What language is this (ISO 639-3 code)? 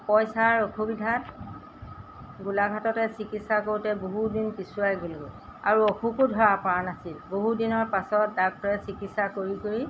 asm